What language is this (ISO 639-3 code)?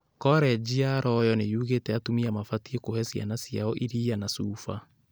kik